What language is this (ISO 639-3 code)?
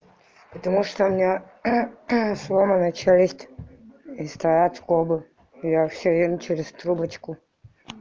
rus